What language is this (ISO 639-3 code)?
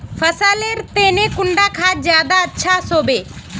mag